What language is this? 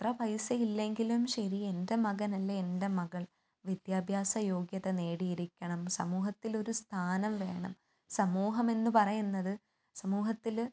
Malayalam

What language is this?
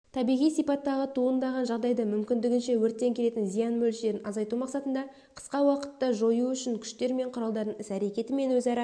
Kazakh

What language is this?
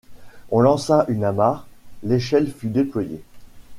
French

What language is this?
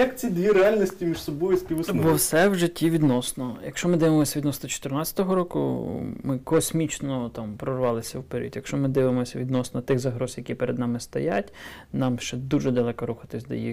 Ukrainian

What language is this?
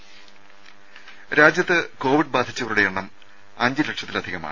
Malayalam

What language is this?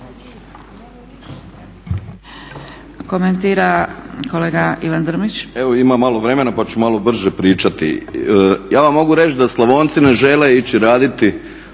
Croatian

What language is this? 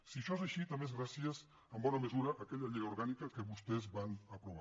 Catalan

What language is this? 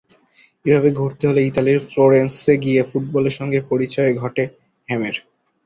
Bangla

